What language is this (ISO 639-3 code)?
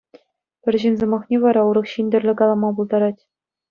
chv